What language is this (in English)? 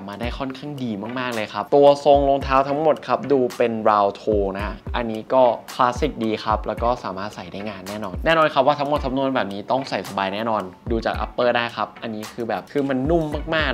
Thai